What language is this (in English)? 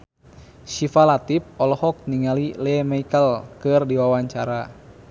Sundanese